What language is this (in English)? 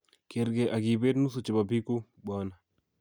Kalenjin